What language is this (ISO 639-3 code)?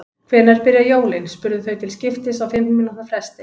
isl